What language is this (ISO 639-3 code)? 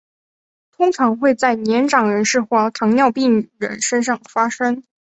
zho